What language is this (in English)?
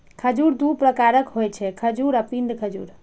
Maithili